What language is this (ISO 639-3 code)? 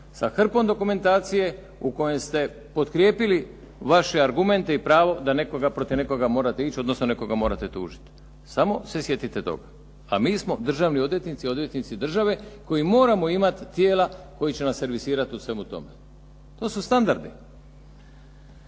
hrv